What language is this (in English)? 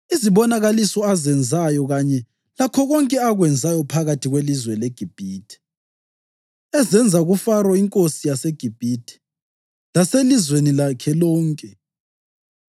North Ndebele